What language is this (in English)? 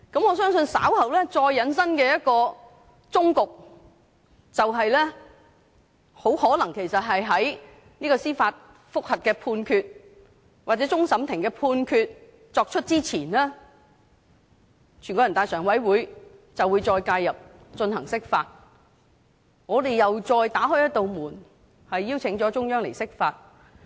Cantonese